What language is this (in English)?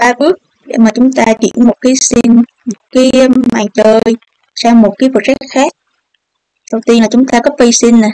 Vietnamese